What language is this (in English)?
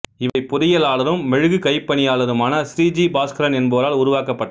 Tamil